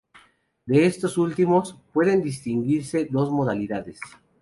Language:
Spanish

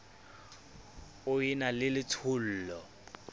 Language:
Southern Sotho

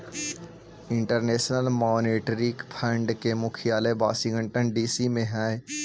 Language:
Magahi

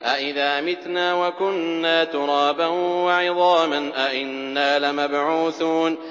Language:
Arabic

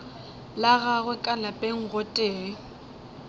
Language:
Northern Sotho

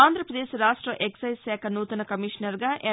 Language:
Telugu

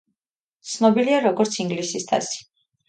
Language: Georgian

